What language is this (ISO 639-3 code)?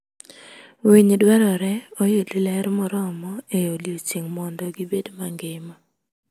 luo